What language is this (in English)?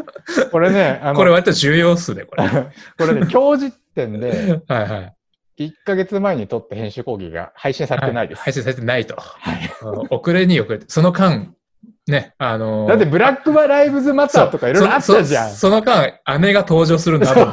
Japanese